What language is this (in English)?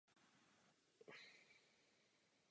Czech